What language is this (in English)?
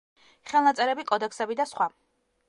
Georgian